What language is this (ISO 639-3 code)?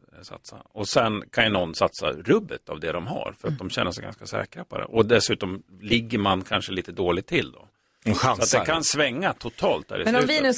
swe